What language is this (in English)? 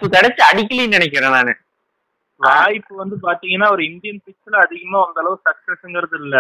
Tamil